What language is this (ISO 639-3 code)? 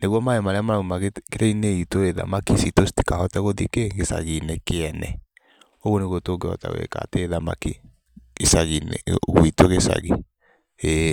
kik